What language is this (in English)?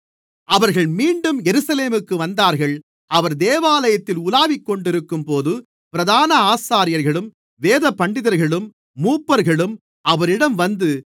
Tamil